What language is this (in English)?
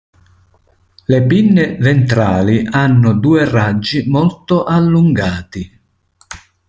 Italian